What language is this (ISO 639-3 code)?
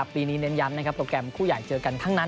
tha